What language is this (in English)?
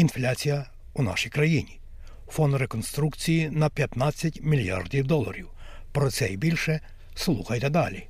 Ukrainian